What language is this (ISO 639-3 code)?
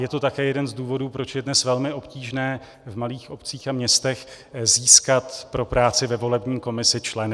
ces